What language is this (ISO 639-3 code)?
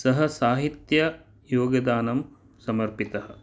san